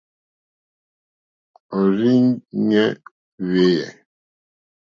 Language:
Mokpwe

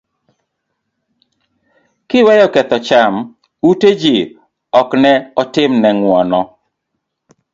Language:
Luo (Kenya and Tanzania)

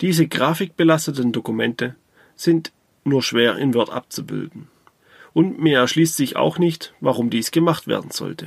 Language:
German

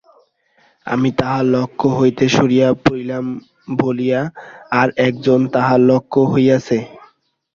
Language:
Bangla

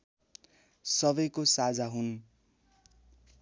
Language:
Nepali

